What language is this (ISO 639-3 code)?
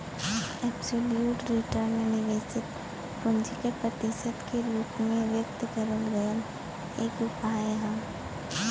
bho